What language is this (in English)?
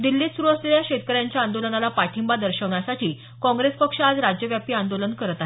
Marathi